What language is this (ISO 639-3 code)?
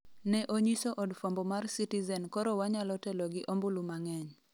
luo